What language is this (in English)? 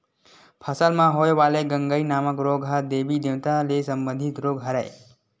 Chhattisgarhi